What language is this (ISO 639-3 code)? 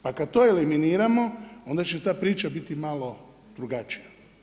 hrv